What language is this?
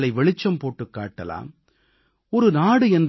Tamil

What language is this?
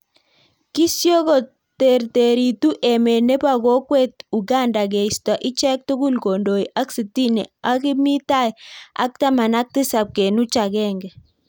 Kalenjin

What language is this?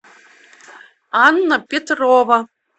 Russian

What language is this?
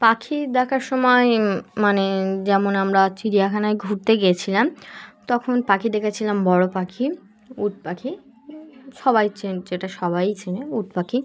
Bangla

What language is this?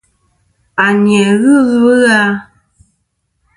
Kom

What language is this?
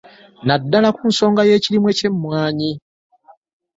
Ganda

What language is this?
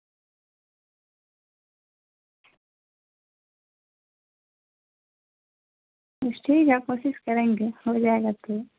Urdu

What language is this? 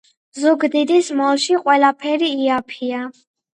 Georgian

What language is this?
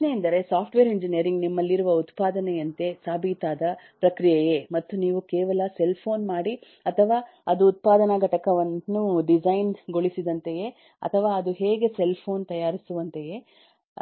Kannada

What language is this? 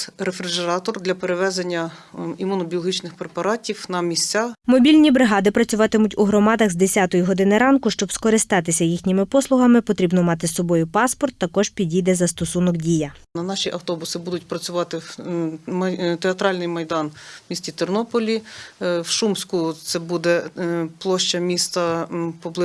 Ukrainian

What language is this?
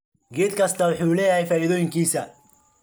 Somali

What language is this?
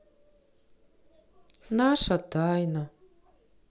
Russian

